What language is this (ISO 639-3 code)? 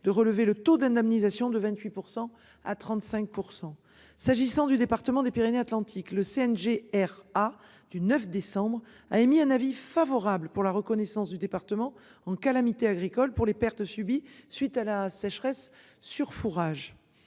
fra